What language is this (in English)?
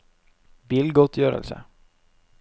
Norwegian